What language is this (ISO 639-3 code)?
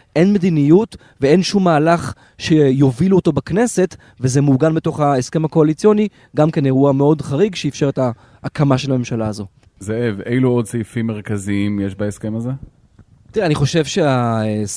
heb